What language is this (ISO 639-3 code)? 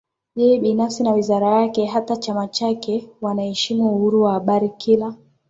swa